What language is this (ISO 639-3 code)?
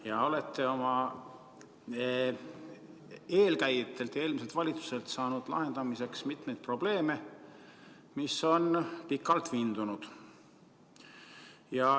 est